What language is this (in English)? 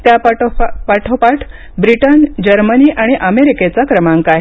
Marathi